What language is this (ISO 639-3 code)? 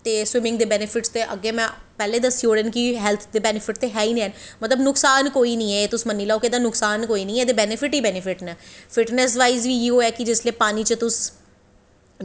doi